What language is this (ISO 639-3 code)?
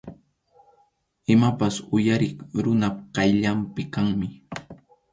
qxu